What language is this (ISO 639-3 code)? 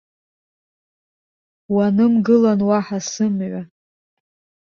abk